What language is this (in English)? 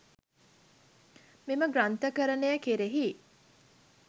Sinhala